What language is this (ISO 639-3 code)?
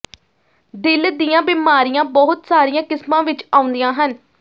pan